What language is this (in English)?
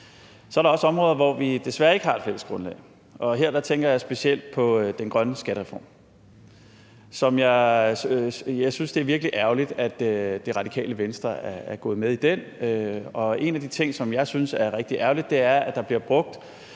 Danish